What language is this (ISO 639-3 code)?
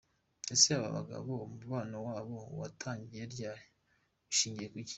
kin